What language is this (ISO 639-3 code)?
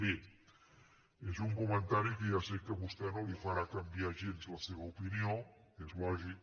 cat